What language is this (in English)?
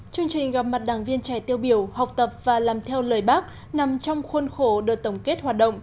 Vietnamese